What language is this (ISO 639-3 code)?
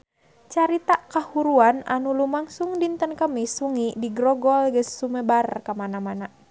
sun